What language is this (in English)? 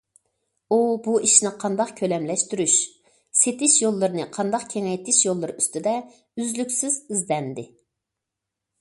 Uyghur